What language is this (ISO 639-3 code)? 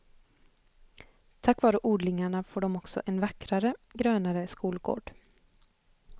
swe